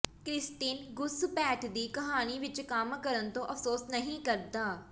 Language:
Punjabi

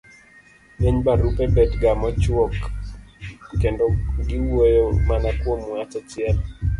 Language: Luo (Kenya and Tanzania)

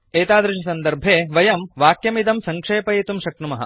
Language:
Sanskrit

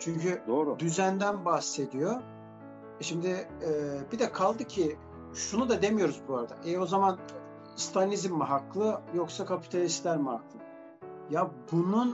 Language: Turkish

